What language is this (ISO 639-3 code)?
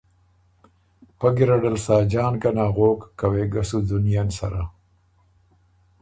oru